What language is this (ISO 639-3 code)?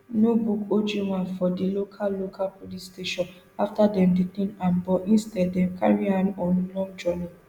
pcm